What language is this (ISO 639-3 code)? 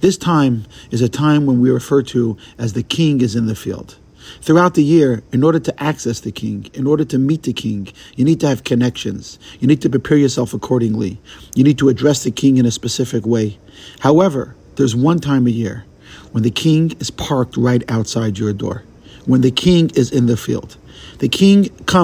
eng